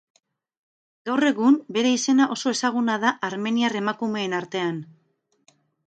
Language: Basque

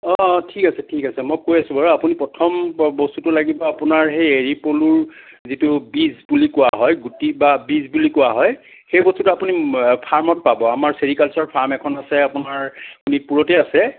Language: Assamese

